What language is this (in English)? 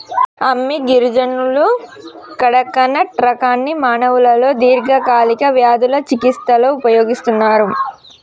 Telugu